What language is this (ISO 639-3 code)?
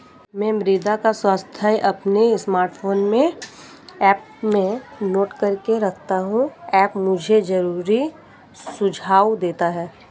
hin